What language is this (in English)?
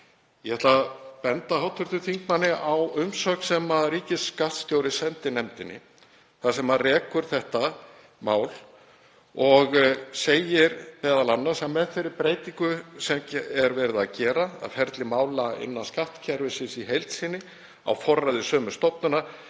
Icelandic